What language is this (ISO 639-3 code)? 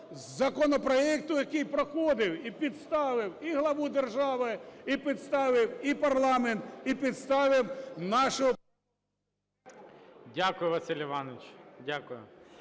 ukr